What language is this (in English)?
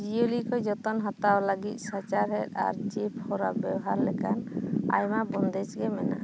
Santali